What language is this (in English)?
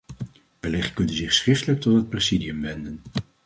Dutch